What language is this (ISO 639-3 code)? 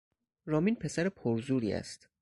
fas